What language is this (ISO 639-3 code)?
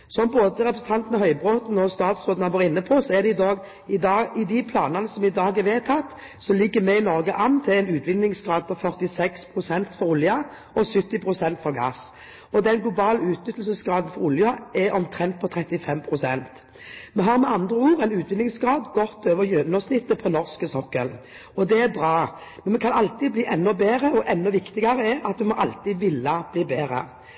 nob